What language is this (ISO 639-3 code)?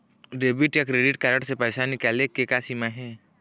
hne